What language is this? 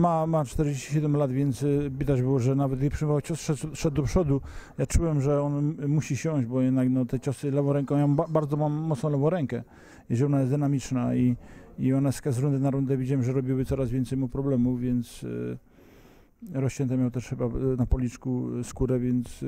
Polish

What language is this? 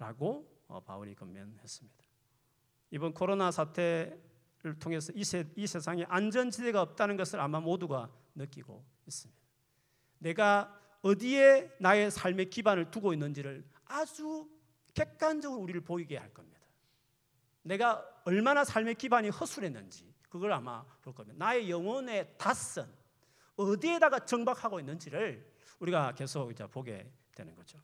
Korean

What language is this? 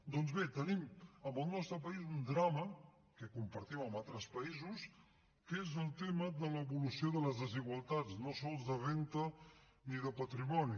Catalan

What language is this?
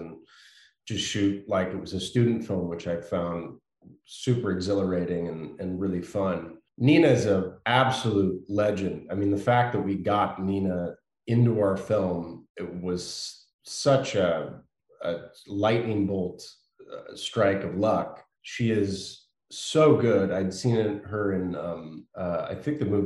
German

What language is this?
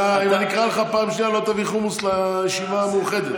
Hebrew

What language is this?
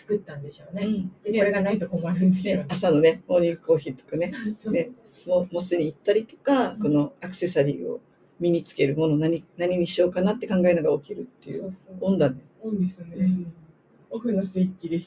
Japanese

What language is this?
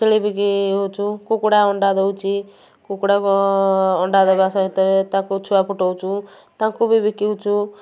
Odia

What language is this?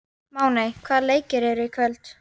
Icelandic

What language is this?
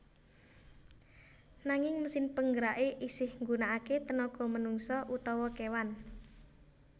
Javanese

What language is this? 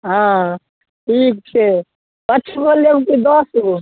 Maithili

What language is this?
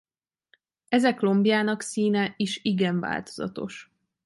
Hungarian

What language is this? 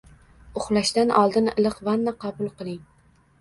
Uzbek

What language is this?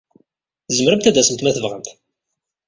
Kabyle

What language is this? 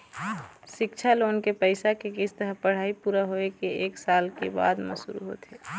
Chhattisgarhi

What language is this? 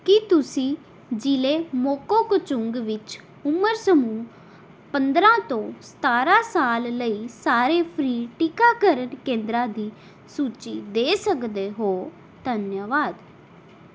Punjabi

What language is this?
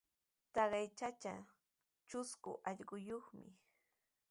Sihuas Ancash Quechua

